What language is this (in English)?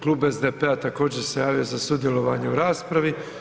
Croatian